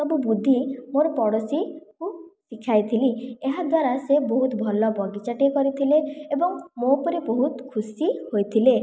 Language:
Odia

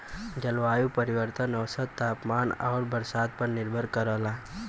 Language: Bhojpuri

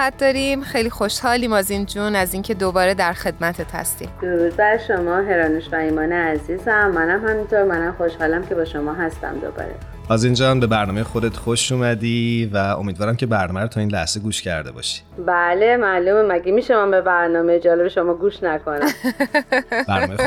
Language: Persian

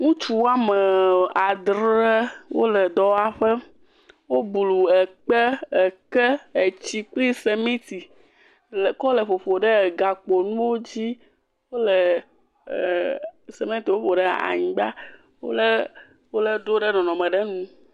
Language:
Ewe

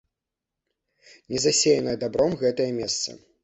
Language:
Belarusian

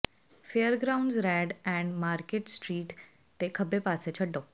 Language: Punjabi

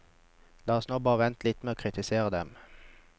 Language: Norwegian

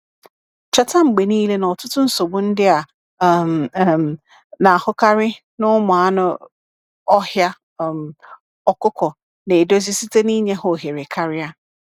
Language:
Igbo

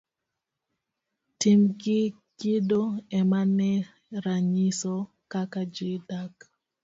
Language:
Luo (Kenya and Tanzania)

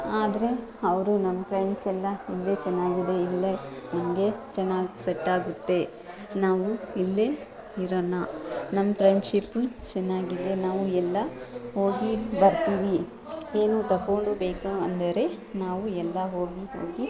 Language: Kannada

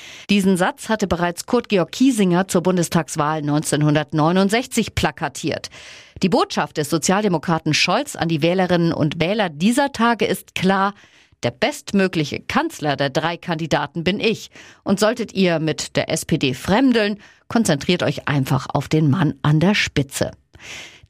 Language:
German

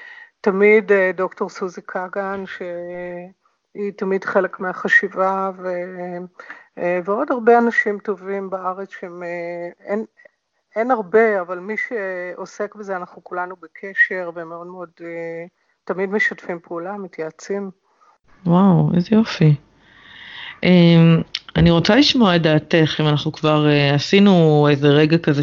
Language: Hebrew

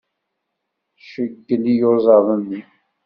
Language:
Kabyle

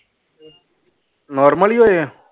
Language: Punjabi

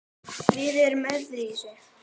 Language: Icelandic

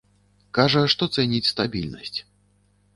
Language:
Belarusian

